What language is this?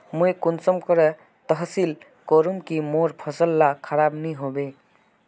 Magahi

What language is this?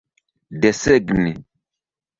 Esperanto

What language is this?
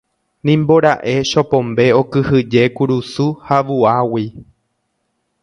Guarani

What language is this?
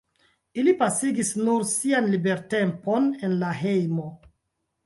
Esperanto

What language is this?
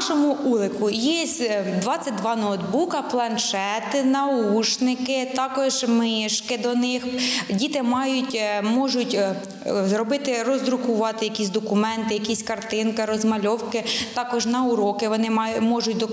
Ukrainian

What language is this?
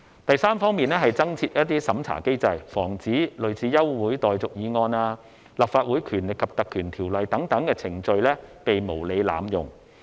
Cantonese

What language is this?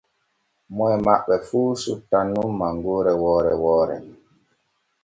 Borgu Fulfulde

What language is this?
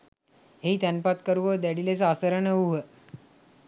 Sinhala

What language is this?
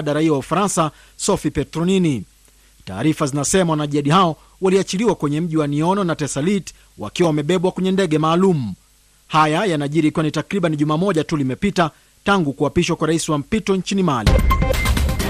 Swahili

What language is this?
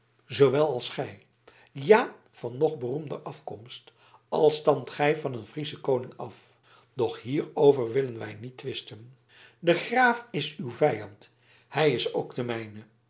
Dutch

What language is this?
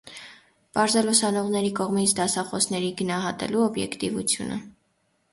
Armenian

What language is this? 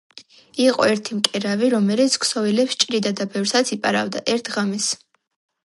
Georgian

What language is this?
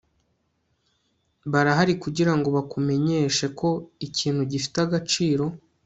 Kinyarwanda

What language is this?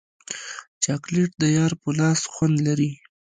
Pashto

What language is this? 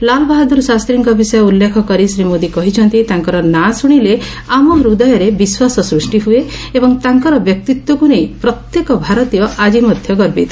Odia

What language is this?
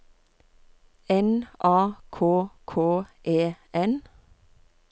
Norwegian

